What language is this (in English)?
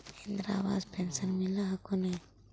Magahi